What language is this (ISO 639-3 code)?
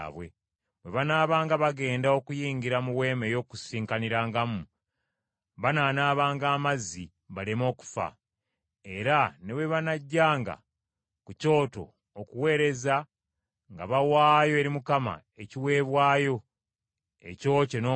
lug